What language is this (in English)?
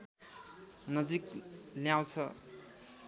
Nepali